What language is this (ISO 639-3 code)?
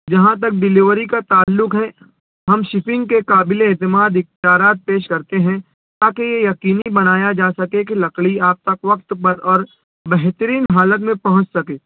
urd